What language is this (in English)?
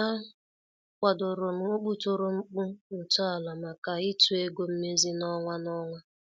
Igbo